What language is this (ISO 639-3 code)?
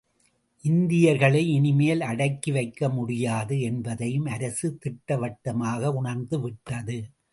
tam